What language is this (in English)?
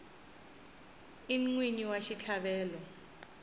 Tsonga